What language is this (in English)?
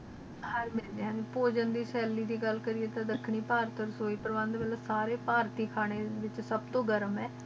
Punjabi